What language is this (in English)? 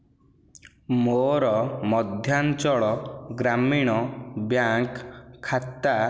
Odia